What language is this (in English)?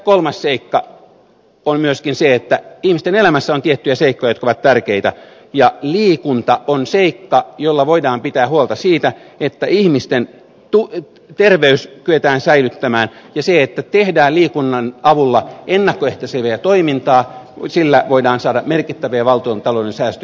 Finnish